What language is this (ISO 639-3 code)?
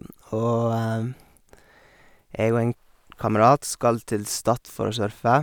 nor